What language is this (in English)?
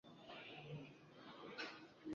Swahili